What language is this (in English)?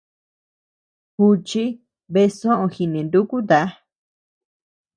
Tepeuxila Cuicatec